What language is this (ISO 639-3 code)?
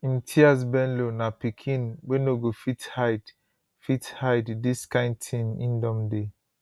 pcm